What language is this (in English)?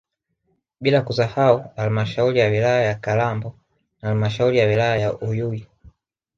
Swahili